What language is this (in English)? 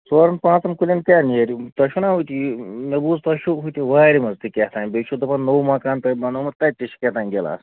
Kashmiri